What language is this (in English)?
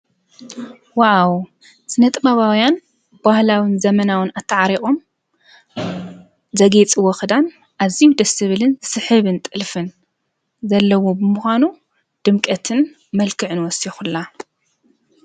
Tigrinya